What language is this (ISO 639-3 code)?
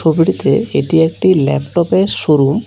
ben